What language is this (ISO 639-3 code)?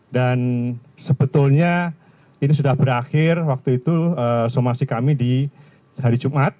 ind